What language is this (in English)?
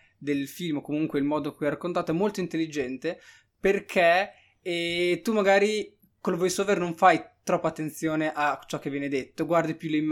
Italian